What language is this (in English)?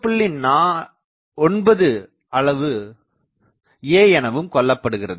Tamil